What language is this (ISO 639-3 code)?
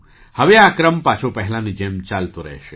guj